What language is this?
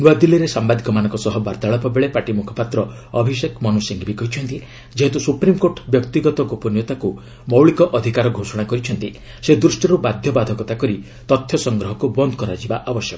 Odia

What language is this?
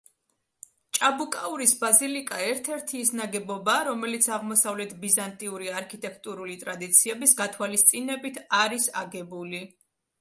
Georgian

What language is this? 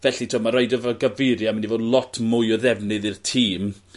Welsh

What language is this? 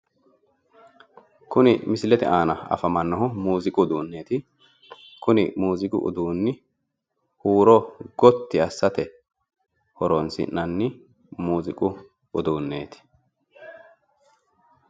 Sidamo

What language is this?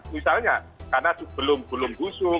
Indonesian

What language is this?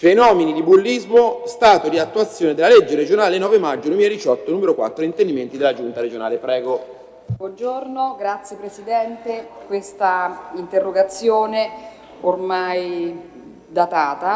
Italian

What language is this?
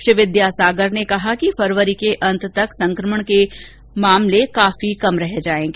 Hindi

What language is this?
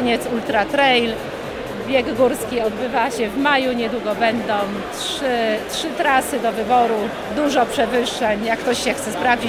Polish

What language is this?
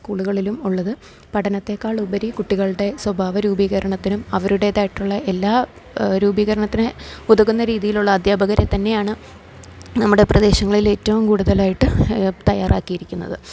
Malayalam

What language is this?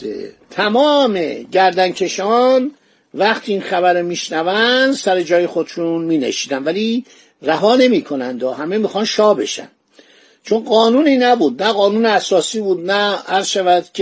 Persian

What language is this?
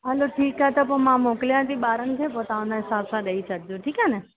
Sindhi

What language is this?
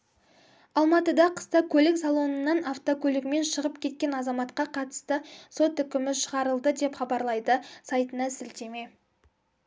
Kazakh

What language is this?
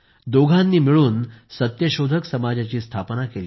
Marathi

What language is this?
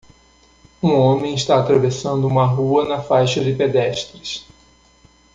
Portuguese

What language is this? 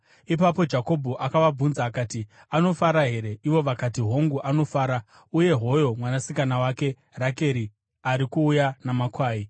Shona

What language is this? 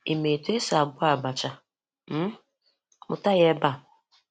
Igbo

